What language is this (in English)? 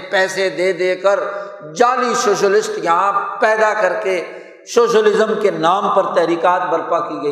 Urdu